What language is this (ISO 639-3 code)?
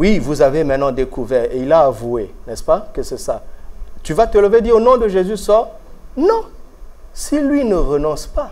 fra